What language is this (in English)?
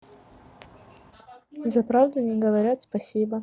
Russian